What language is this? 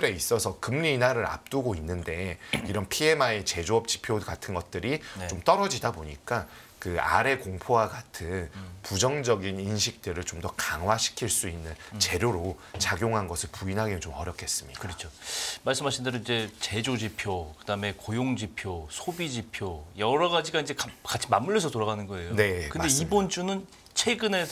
Korean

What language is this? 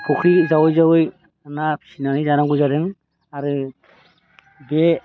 Bodo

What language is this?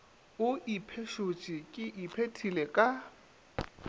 Northern Sotho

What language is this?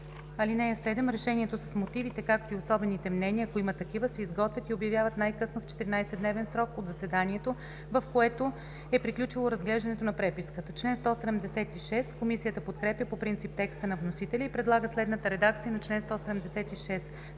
Bulgarian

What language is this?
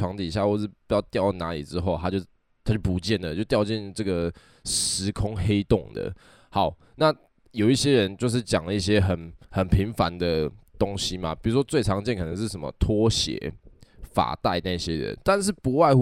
Chinese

